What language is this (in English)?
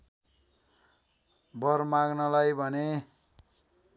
Nepali